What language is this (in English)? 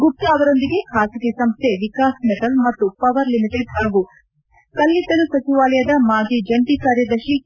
Kannada